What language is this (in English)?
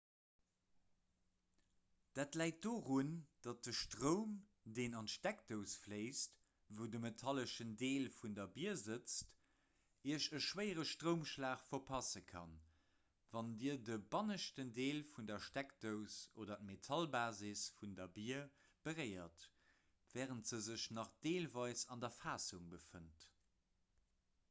Luxembourgish